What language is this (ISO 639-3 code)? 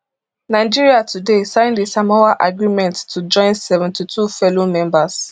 pcm